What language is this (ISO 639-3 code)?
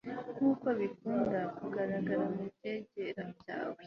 kin